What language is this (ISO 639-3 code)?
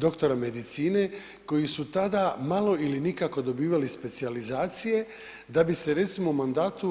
hrv